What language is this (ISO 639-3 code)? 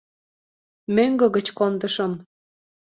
chm